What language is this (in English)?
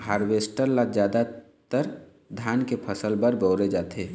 Chhattisgarhi